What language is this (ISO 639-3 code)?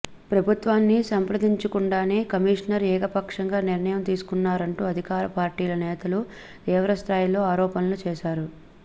tel